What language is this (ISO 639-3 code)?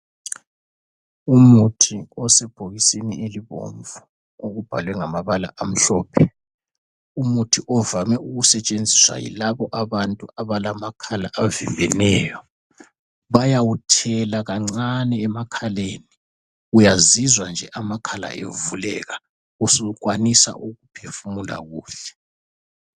nde